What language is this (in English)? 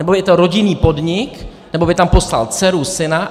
Czech